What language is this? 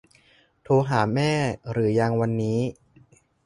Thai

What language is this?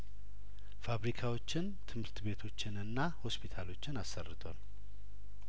Amharic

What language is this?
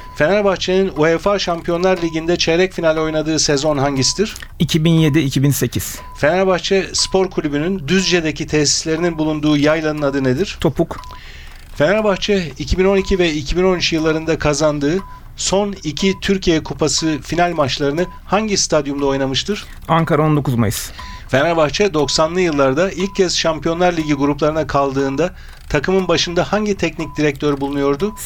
Turkish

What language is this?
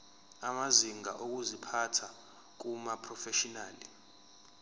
Zulu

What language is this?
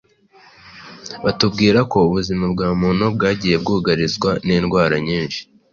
Kinyarwanda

